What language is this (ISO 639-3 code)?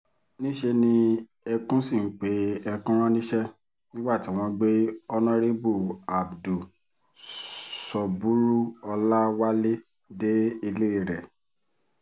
yor